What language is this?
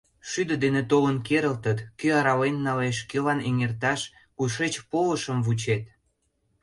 Mari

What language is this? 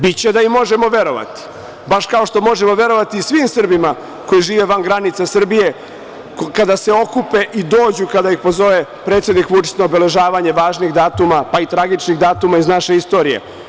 Serbian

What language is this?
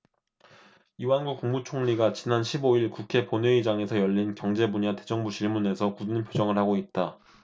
Korean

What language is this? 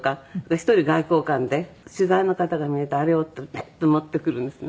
Japanese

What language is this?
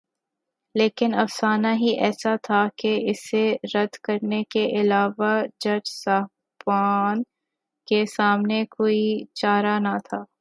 Urdu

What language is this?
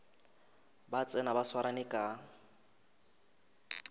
Northern Sotho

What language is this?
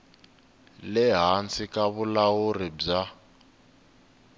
Tsonga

